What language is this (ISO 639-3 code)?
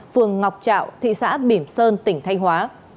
vie